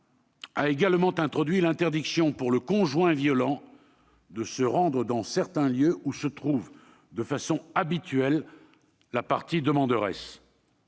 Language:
French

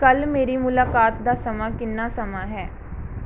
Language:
Punjabi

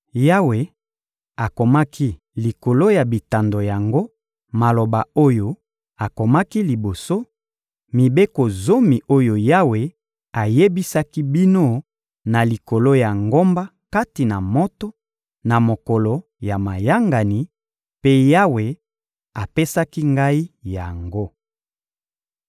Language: Lingala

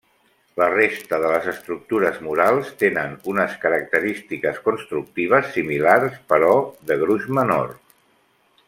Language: Catalan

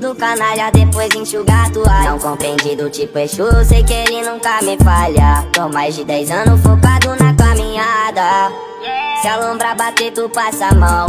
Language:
Portuguese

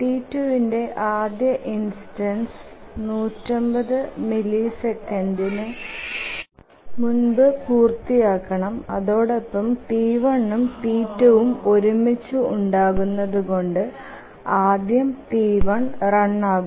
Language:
Malayalam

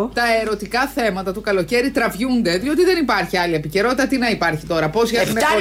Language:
Greek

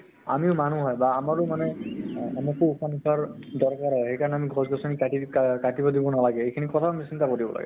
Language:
Assamese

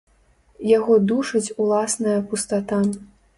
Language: Belarusian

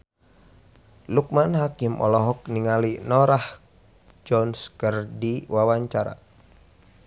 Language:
Sundanese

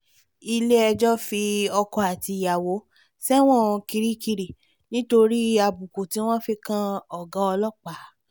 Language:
Yoruba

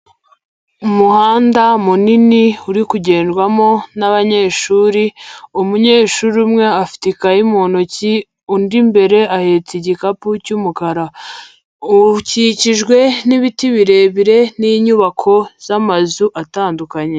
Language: Kinyarwanda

